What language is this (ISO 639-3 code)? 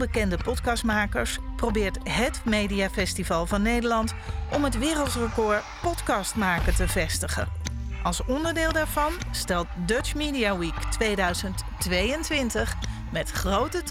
nld